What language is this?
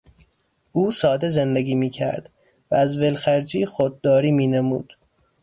Persian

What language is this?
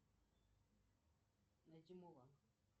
Russian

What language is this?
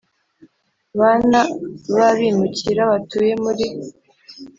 Kinyarwanda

